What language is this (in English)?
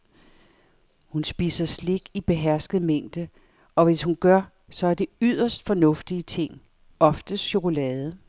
Danish